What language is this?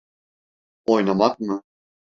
Turkish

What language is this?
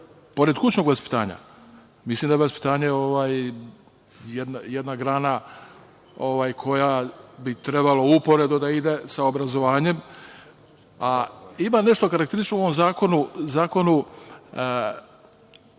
Serbian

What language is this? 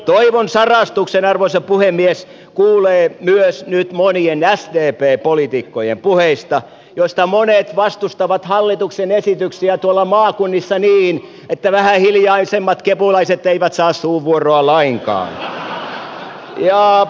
Finnish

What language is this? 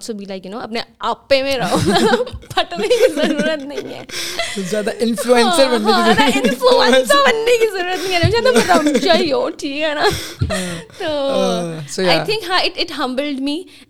Urdu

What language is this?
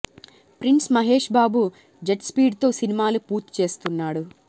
Telugu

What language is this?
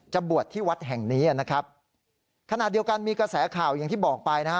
Thai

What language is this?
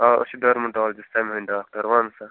Kashmiri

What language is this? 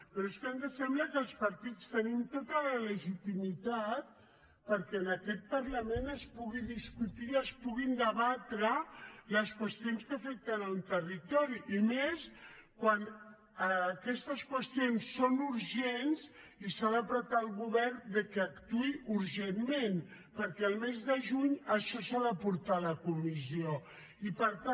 Catalan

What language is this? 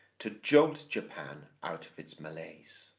English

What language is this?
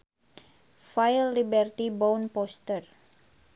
Sundanese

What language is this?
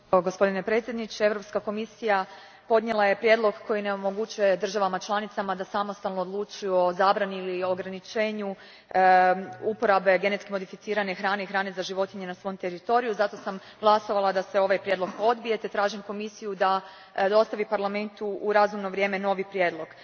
Croatian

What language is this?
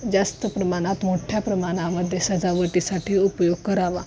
Marathi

